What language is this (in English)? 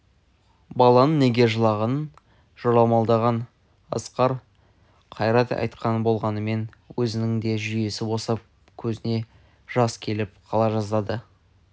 Kazakh